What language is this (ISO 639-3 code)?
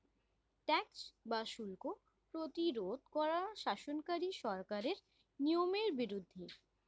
ben